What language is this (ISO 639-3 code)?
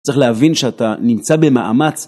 heb